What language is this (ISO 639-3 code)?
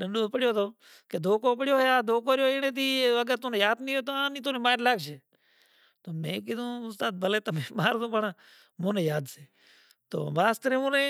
gjk